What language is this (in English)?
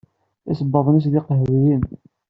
Kabyle